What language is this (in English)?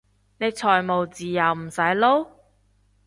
Cantonese